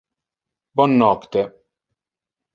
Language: Interlingua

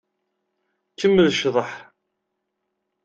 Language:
Kabyle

